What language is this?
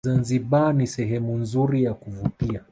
Swahili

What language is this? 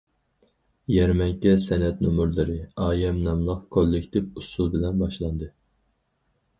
Uyghur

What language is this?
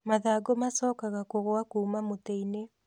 Kikuyu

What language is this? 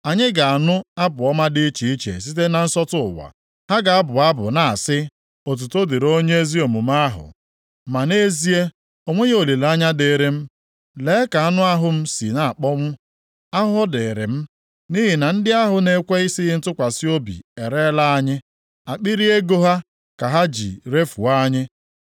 Igbo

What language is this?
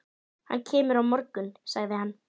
Icelandic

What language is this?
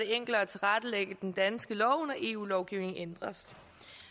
Danish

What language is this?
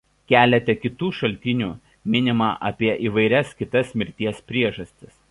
Lithuanian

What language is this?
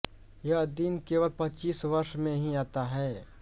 Hindi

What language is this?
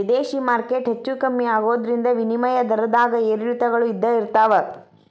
Kannada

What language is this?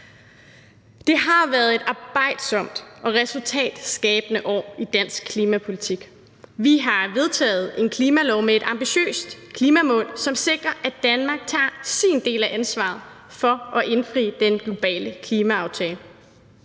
Danish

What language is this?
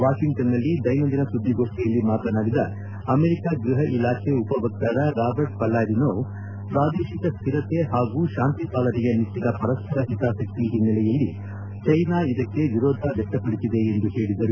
Kannada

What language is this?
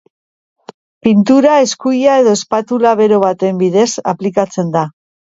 Basque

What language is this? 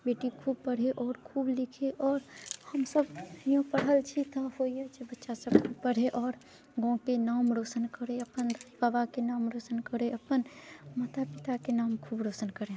Maithili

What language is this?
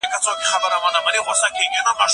Pashto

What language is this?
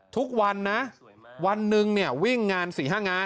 Thai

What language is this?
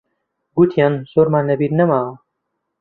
Central Kurdish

